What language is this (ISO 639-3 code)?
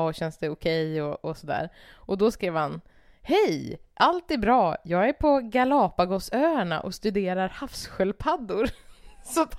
swe